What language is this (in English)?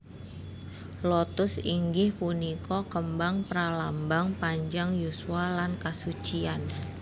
Javanese